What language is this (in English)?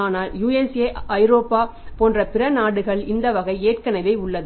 Tamil